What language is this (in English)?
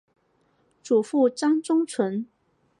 Chinese